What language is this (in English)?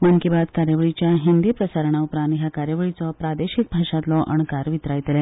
Konkani